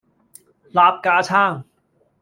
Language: Cantonese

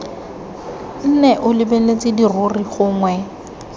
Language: Tswana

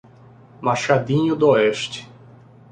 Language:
Portuguese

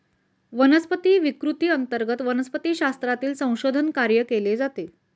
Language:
Marathi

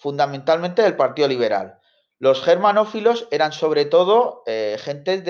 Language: Spanish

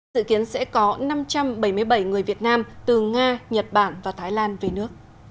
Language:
Vietnamese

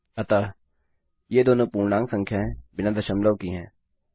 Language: Hindi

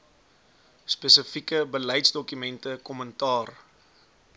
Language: Afrikaans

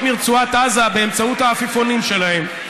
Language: Hebrew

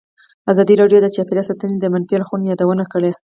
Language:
Pashto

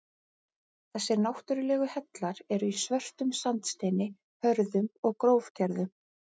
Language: Icelandic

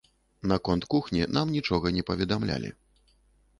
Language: Belarusian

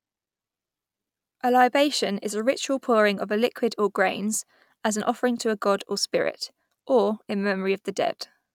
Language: English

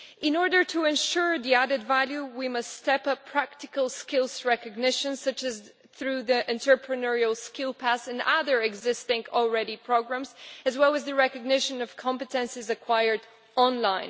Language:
English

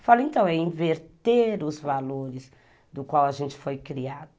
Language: Portuguese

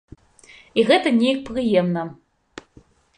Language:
Belarusian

